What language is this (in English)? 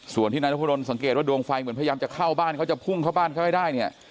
Thai